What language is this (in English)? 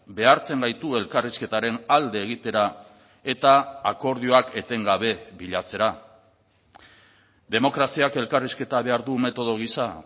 Basque